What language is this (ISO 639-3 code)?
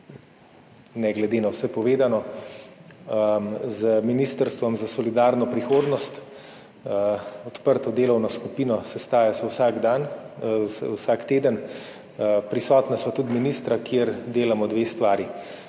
slv